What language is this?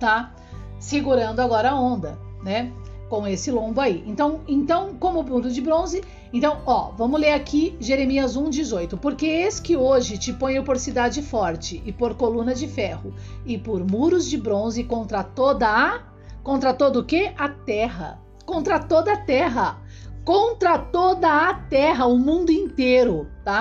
Portuguese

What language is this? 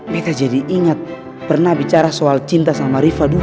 Indonesian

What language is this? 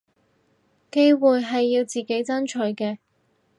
Cantonese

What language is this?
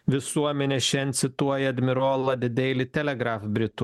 Lithuanian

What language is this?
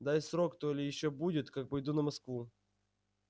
Russian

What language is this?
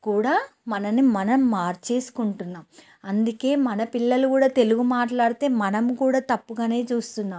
Telugu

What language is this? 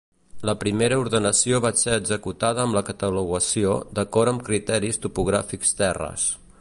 Catalan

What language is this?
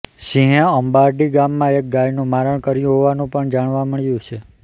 Gujarati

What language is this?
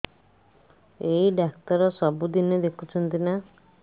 Odia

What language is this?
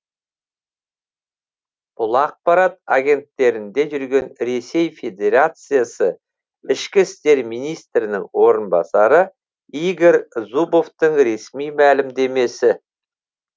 Kazakh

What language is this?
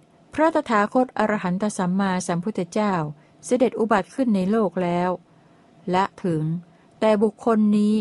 Thai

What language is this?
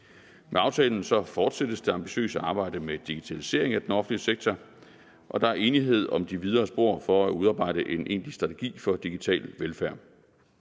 Danish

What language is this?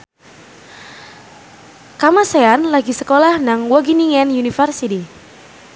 Javanese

